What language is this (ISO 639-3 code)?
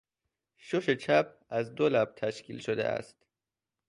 fas